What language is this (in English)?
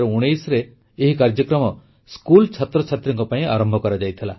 Odia